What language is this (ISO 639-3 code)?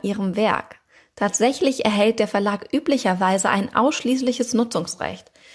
deu